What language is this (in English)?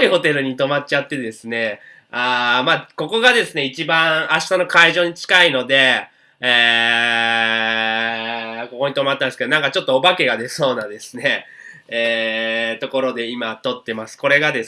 Japanese